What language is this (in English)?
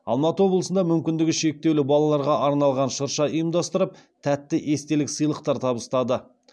Kazakh